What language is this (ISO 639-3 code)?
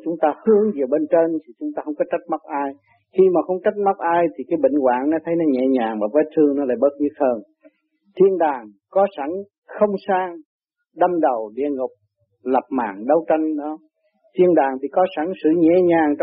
vie